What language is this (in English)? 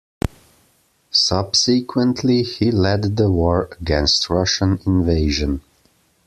English